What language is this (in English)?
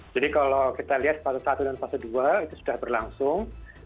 Indonesian